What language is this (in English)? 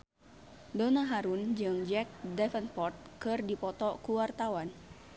Sundanese